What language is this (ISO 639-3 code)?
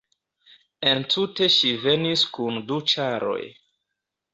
epo